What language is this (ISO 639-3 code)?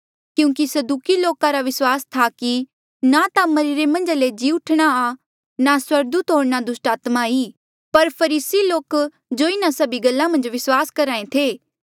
mjl